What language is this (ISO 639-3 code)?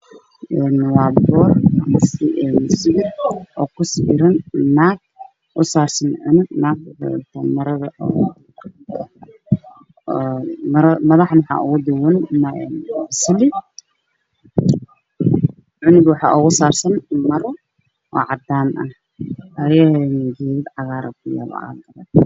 som